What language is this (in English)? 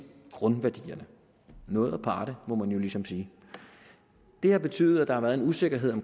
Danish